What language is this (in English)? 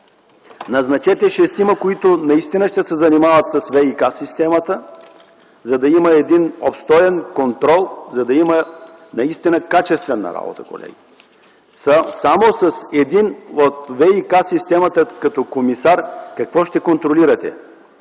Bulgarian